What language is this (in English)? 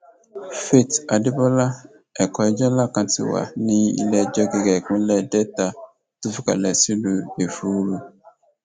Yoruba